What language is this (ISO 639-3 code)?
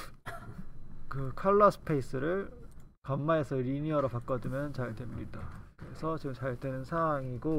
kor